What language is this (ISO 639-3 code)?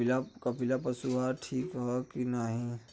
bho